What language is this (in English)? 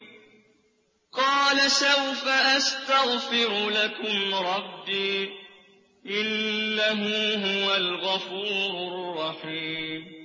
Arabic